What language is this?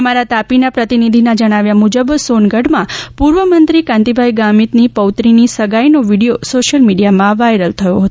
Gujarati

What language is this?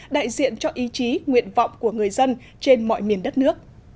Vietnamese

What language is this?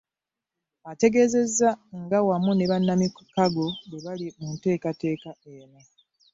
Ganda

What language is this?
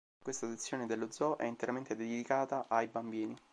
Italian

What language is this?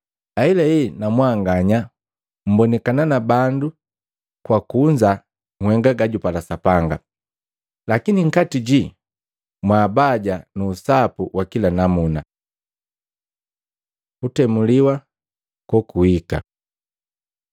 Matengo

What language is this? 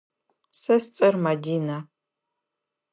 Adyghe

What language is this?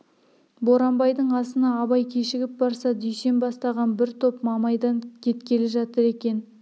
Kazakh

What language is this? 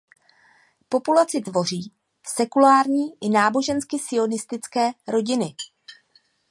Czech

